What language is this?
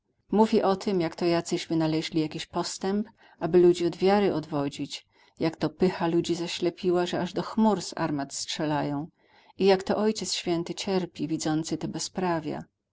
Polish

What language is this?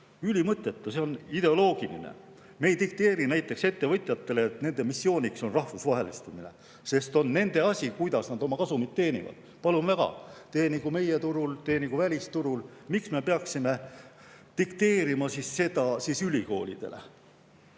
Estonian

